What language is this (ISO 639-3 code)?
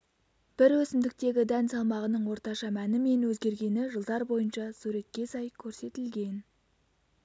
kaz